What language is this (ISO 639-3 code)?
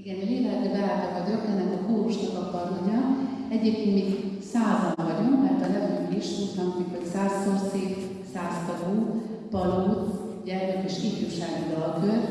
hun